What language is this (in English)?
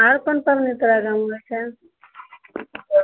Maithili